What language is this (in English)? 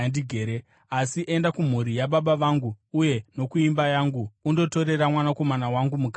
Shona